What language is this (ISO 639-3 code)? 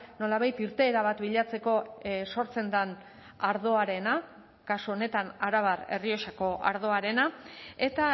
eus